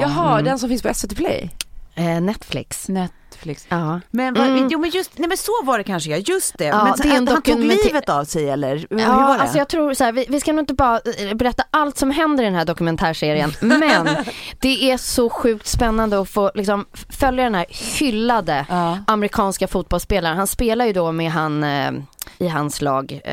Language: Swedish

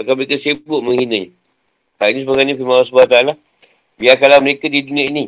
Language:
Malay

